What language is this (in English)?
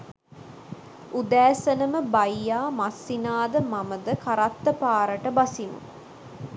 Sinhala